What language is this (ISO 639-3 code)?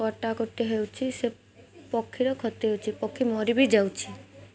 ori